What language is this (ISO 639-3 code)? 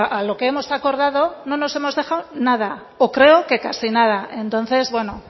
spa